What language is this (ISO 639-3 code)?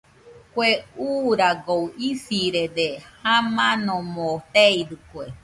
hux